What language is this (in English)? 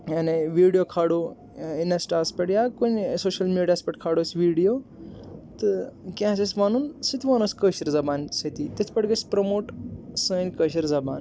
Kashmiri